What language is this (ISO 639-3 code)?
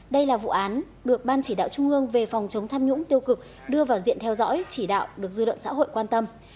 vie